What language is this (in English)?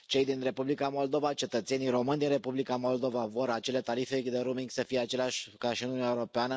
Romanian